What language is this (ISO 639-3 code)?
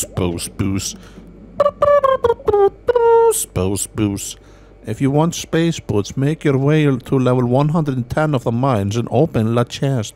eng